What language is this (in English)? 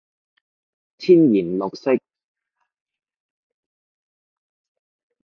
Cantonese